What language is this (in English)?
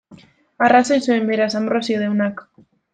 Basque